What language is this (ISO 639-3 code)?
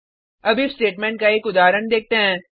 hin